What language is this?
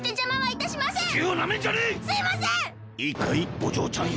Japanese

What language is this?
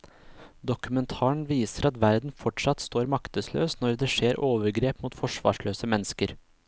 Norwegian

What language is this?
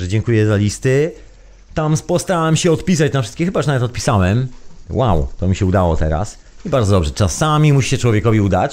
Polish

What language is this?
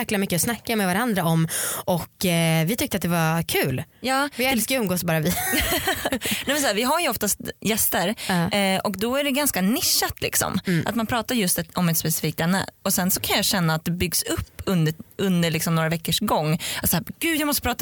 Swedish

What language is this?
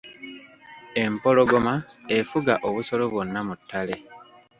Ganda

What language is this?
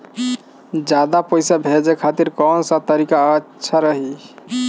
Bhojpuri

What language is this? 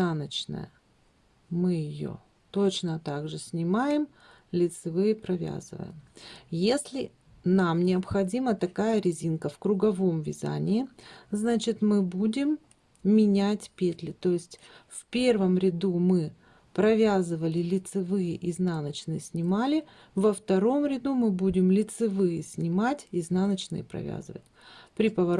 Russian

